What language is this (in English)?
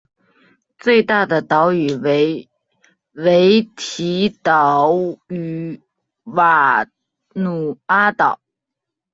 Chinese